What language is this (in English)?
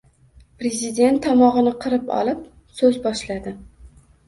Uzbek